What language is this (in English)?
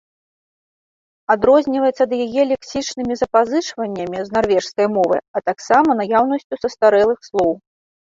Belarusian